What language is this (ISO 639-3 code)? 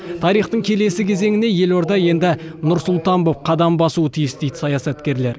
kaz